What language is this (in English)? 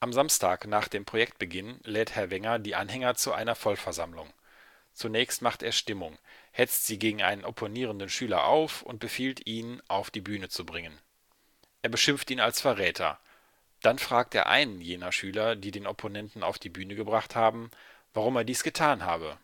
German